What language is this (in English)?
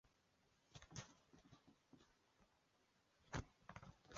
Chinese